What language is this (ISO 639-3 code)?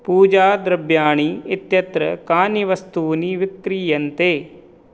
san